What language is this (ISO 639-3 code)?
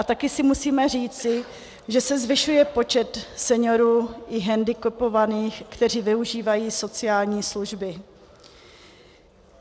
ces